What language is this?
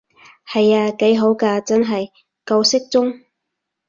Cantonese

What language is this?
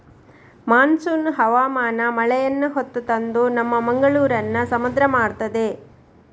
Kannada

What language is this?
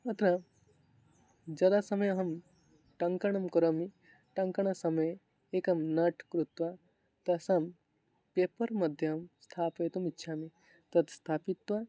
Sanskrit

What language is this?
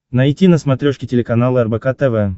Russian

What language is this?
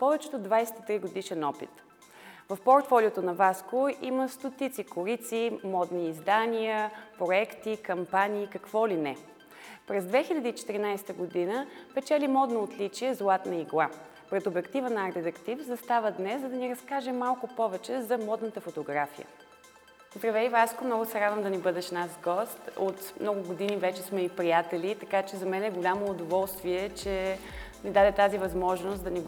Bulgarian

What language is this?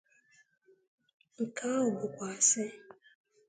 Igbo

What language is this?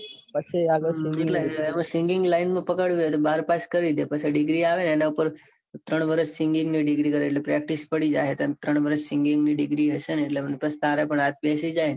Gujarati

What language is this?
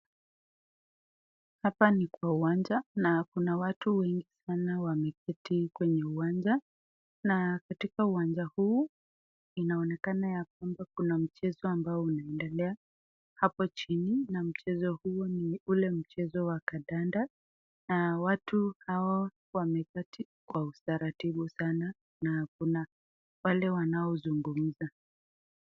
Swahili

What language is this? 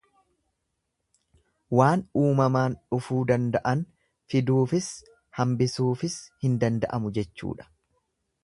Oromo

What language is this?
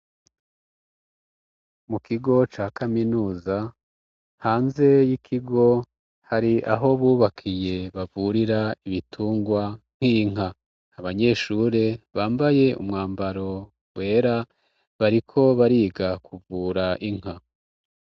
Rundi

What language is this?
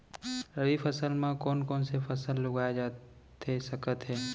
Chhattisgarhi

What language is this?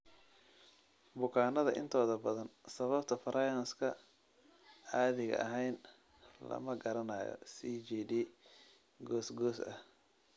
Somali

